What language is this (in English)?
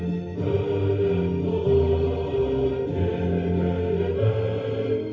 Kazakh